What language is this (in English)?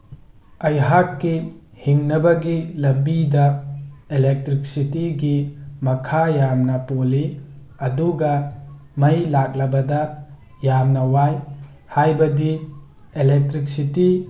Manipuri